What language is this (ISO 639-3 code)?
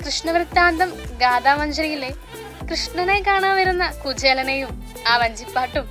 mal